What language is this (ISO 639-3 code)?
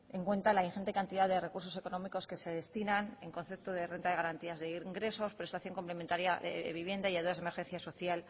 spa